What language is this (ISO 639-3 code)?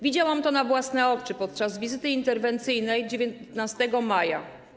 pol